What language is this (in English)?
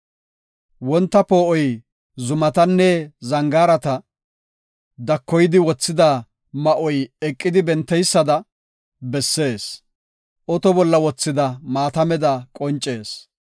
Gofa